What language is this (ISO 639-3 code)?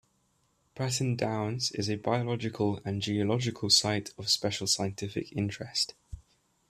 eng